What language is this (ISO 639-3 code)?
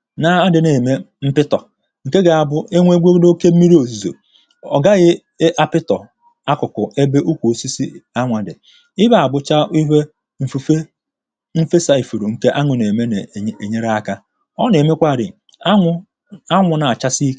ibo